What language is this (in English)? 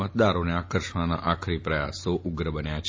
Gujarati